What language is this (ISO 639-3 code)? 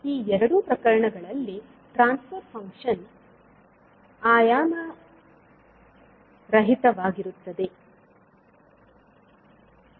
kan